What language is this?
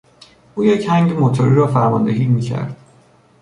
Persian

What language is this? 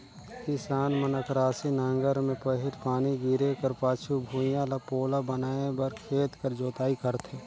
Chhattisgarhi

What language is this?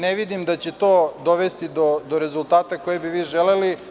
Serbian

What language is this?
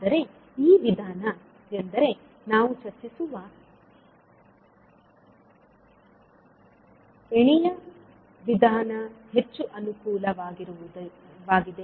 Kannada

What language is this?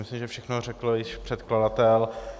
Czech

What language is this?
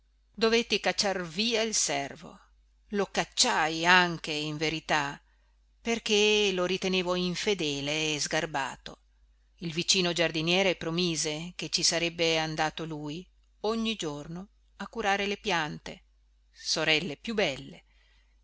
Italian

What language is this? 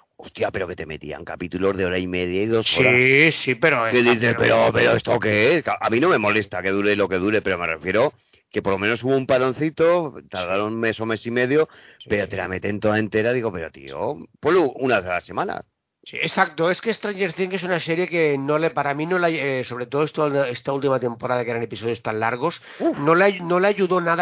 Spanish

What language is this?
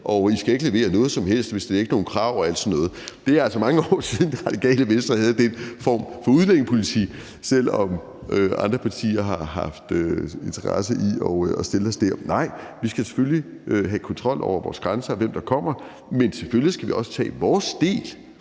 Danish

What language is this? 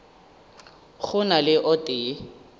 Northern Sotho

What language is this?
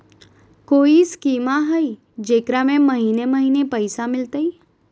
Magahi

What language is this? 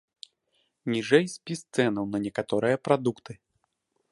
Belarusian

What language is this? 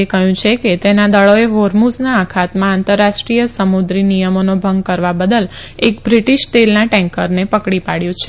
Gujarati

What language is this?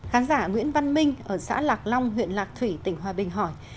Vietnamese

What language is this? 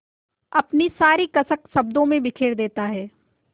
Hindi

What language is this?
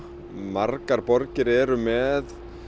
Icelandic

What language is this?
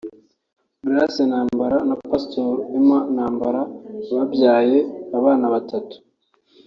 Kinyarwanda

